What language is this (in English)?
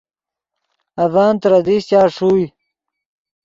Yidgha